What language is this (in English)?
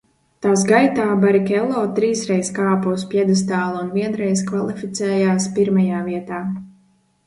Latvian